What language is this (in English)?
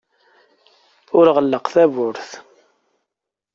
Kabyle